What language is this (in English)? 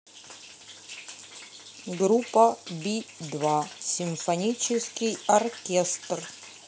Russian